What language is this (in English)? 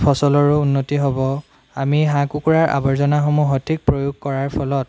Assamese